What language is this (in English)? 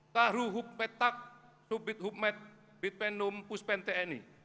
Indonesian